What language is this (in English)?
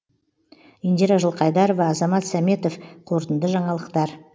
Kazakh